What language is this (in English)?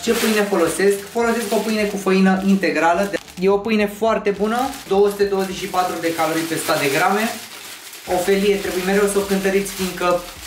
Romanian